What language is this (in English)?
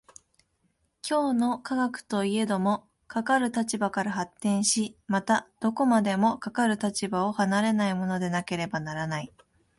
Japanese